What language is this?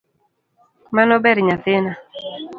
Luo (Kenya and Tanzania)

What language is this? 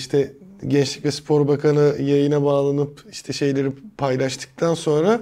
Turkish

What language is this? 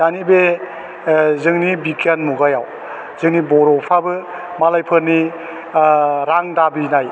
Bodo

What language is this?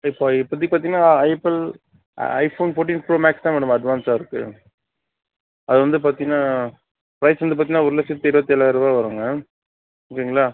Tamil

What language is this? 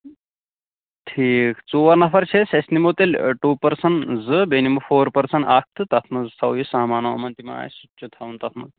Kashmiri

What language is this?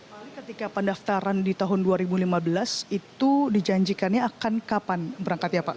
Indonesian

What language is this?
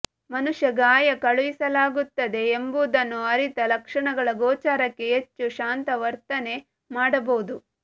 Kannada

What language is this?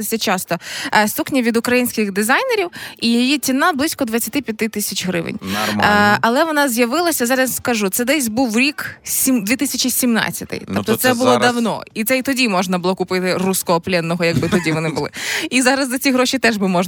Ukrainian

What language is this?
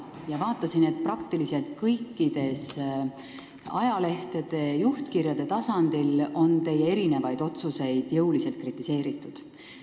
Estonian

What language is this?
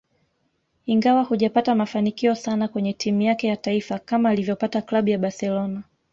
Swahili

